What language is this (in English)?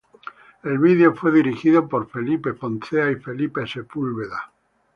Spanish